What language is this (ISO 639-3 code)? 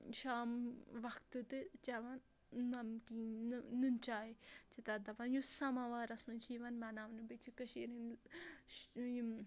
kas